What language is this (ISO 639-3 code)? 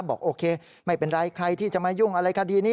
tha